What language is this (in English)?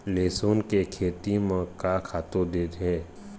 Chhattisgarhi